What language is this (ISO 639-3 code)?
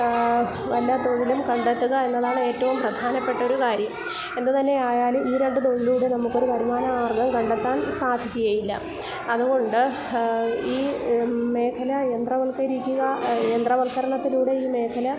mal